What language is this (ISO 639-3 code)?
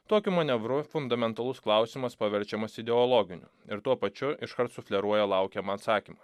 lit